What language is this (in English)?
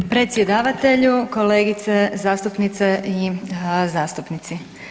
Croatian